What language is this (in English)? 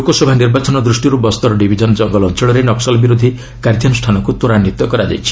Odia